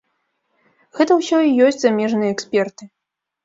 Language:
Belarusian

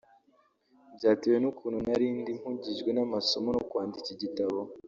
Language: Kinyarwanda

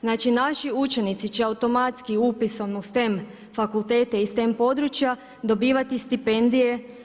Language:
Croatian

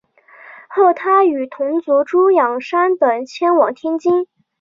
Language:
Chinese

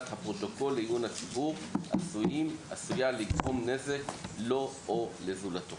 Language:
Hebrew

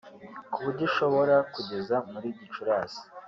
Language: Kinyarwanda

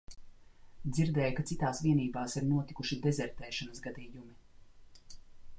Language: Latvian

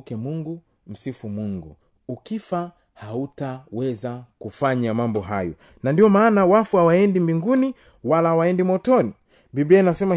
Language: Swahili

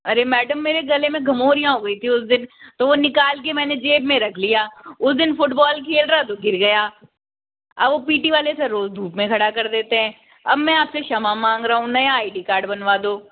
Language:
Hindi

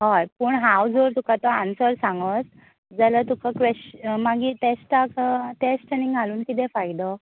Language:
Konkani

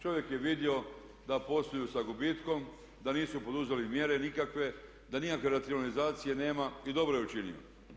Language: Croatian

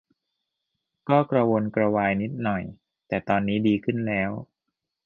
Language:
Thai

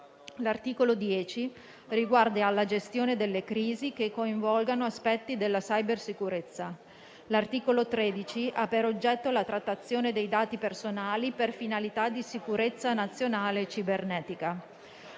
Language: Italian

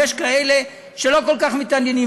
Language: Hebrew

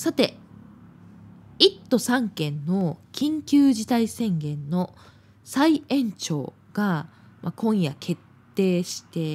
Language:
Japanese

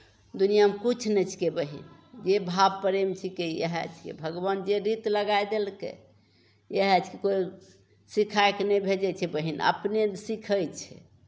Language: Maithili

